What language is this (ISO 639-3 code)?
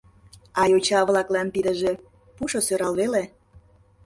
chm